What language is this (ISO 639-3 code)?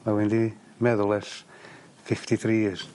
cym